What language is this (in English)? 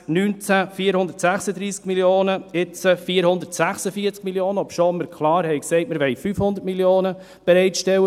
Swiss German